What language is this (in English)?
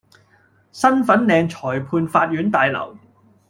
Cantonese